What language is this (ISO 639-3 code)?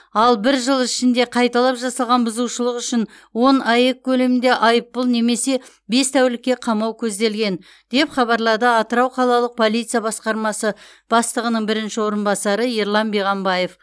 kaz